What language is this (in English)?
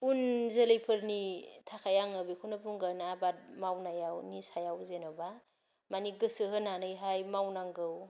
Bodo